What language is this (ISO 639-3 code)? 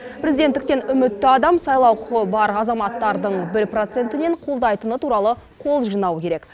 kaz